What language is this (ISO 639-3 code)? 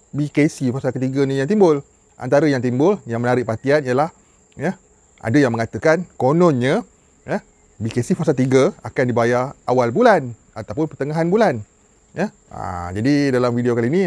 msa